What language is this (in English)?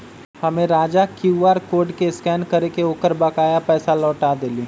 Magahi